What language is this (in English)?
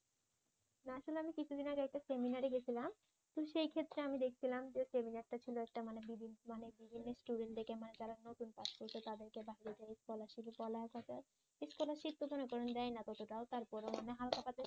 Bangla